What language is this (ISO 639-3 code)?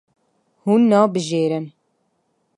kur